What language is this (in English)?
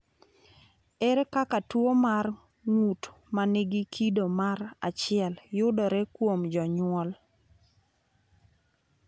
Luo (Kenya and Tanzania)